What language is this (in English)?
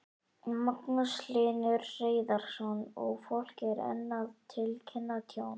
Icelandic